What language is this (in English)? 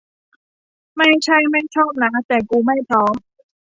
Thai